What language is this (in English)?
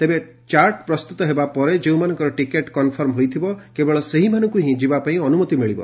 Odia